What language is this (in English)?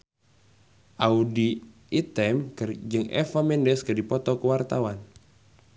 Sundanese